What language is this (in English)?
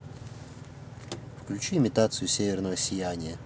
Russian